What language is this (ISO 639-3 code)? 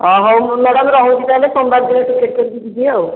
ori